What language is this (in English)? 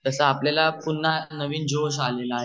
Marathi